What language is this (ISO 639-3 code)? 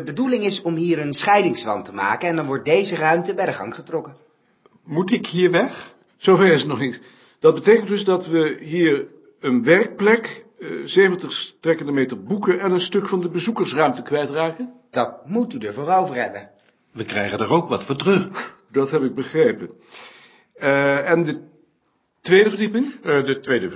nld